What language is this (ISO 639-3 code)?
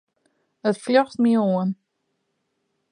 fry